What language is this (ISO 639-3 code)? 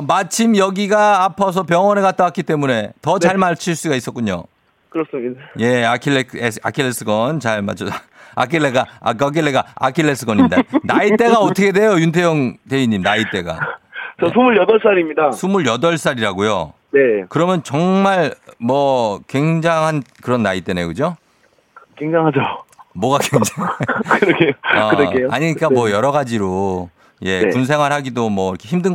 kor